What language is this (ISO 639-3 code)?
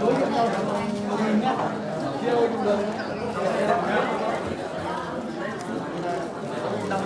vie